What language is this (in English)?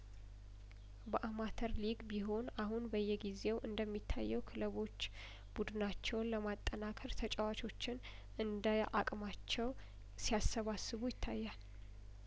Amharic